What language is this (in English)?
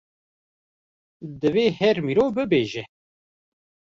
Kurdish